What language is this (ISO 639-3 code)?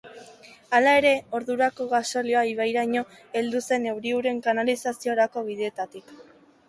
eus